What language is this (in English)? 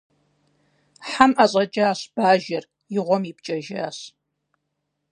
Kabardian